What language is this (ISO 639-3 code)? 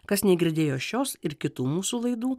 lit